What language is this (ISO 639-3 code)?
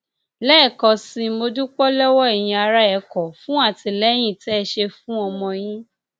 yor